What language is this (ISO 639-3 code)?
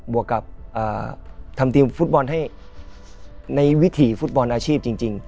tha